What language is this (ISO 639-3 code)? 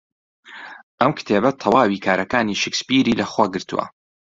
ckb